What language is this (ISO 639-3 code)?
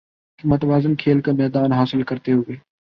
urd